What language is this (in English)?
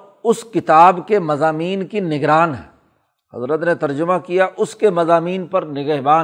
Urdu